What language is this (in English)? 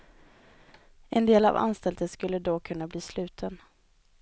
Swedish